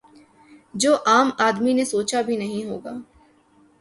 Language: Urdu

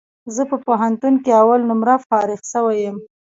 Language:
Pashto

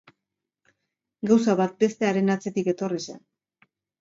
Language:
Basque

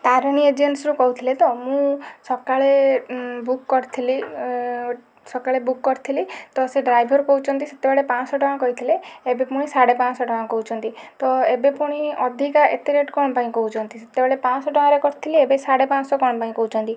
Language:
Odia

